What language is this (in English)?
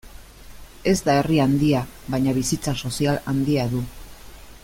Basque